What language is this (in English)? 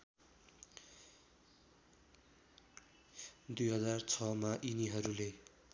Nepali